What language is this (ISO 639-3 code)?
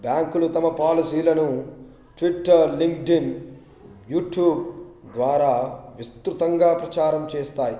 tel